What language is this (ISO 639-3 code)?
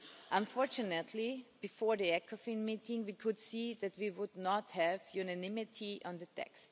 eng